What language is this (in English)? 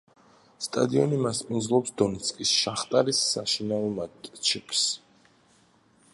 Georgian